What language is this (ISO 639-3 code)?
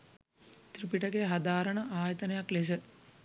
sin